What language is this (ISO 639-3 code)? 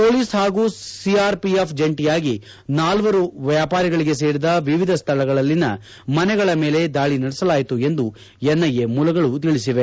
kan